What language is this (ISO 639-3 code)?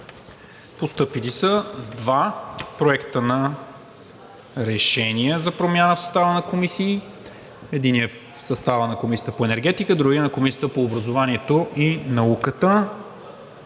bul